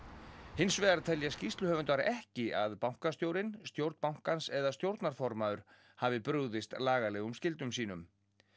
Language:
Icelandic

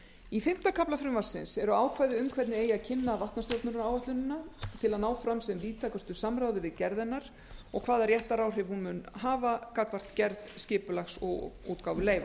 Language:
Icelandic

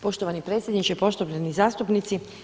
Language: Croatian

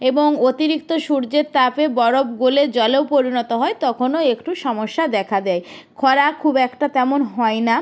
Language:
Bangla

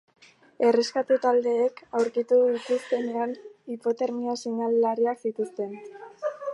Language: Basque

